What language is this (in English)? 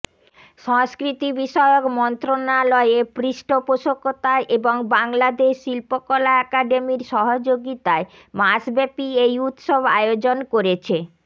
Bangla